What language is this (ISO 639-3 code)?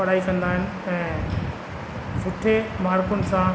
snd